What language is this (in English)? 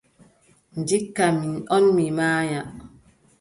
Adamawa Fulfulde